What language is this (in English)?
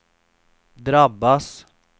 Swedish